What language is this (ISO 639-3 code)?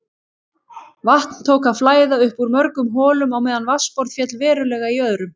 isl